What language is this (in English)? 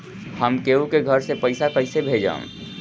Bhojpuri